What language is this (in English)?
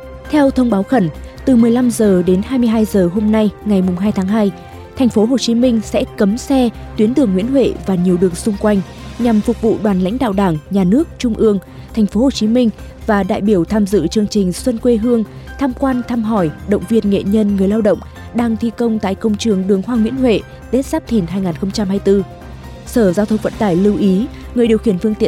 Vietnamese